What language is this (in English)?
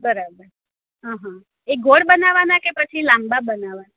Gujarati